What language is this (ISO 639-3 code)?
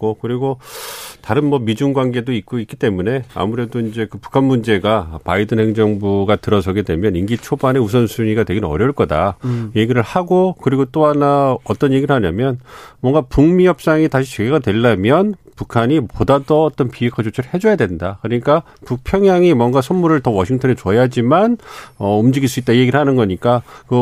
kor